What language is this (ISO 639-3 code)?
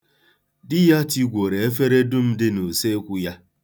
ibo